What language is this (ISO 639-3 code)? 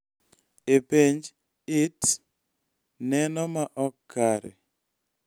luo